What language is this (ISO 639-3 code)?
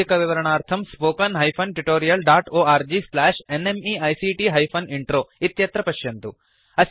san